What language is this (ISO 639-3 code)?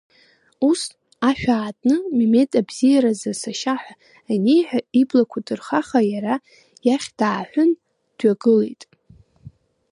abk